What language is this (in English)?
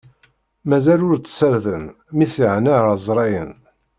Kabyle